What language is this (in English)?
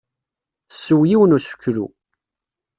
Kabyle